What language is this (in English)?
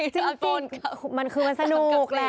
Thai